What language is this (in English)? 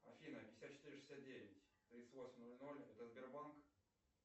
Russian